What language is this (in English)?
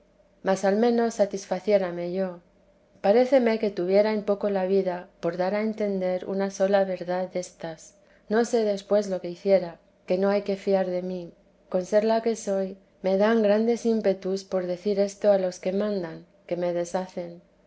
Spanish